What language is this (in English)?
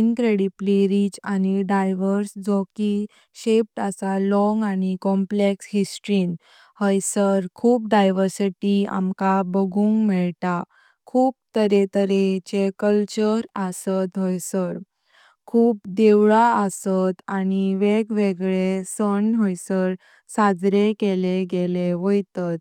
Konkani